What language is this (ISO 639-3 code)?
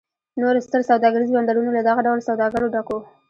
pus